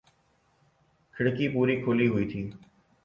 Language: Urdu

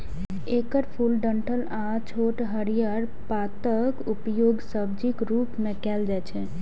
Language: Maithili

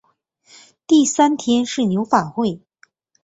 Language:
Chinese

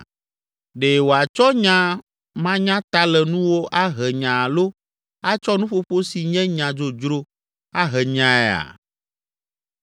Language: Ewe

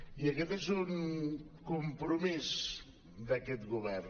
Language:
Catalan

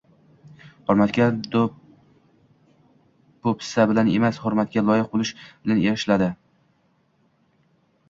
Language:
Uzbek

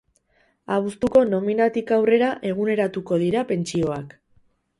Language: Basque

